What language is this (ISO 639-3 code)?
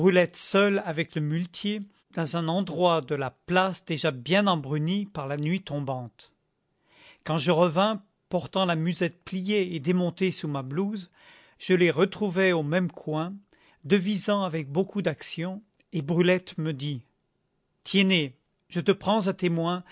fra